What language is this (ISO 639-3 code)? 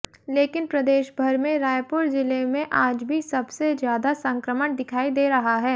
hin